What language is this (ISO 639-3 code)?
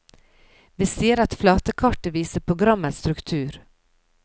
nor